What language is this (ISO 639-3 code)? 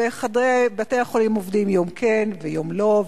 heb